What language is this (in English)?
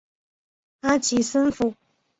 Chinese